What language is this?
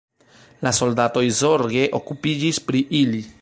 Esperanto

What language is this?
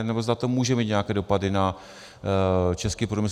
Czech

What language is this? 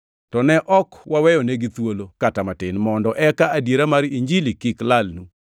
Luo (Kenya and Tanzania)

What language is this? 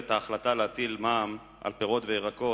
Hebrew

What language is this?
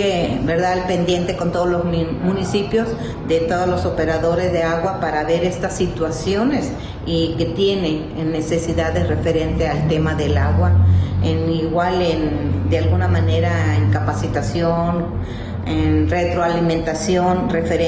Spanish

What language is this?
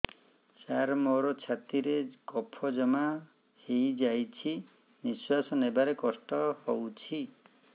Odia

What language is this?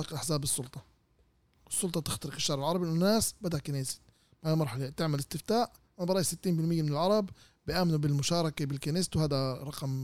Arabic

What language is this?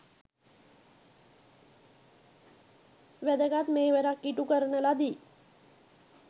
Sinhala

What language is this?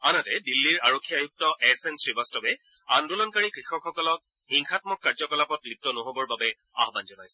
Assamese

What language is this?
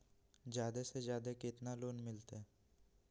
Magahi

